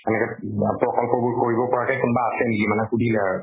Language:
Assamese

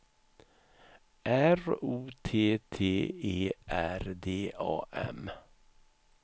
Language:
Swedish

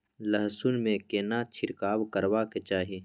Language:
Maithili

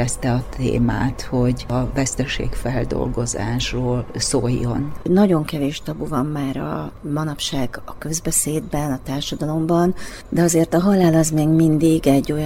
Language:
Hungarian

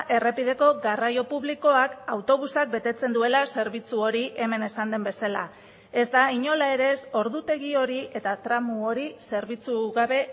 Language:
Basque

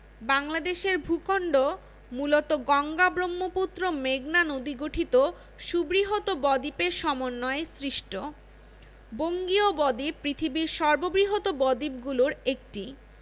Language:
Bangla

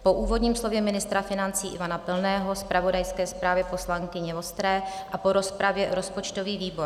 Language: Czech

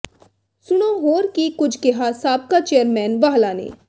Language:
Punjabi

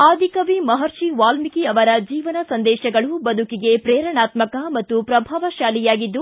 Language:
Kannada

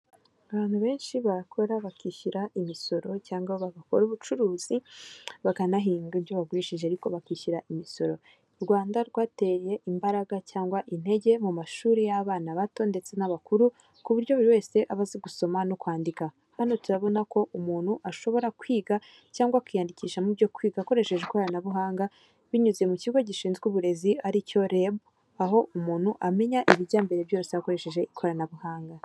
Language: Kinyarwanda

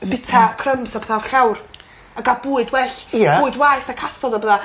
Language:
Welsh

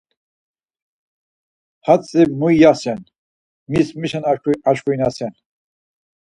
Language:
Laz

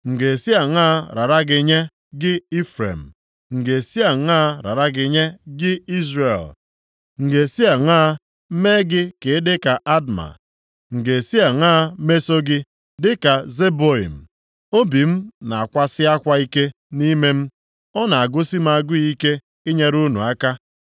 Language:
Igbo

